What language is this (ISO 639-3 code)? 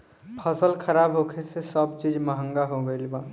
bho